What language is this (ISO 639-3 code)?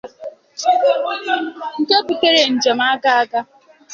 ibo